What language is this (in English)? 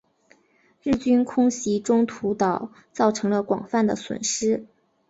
Chinese